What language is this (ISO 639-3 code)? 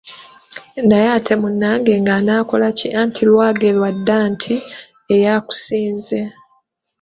lug